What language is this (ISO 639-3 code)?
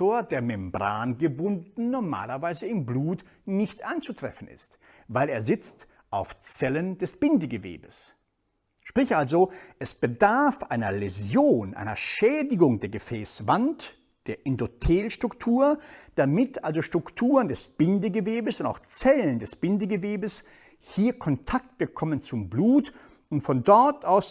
deu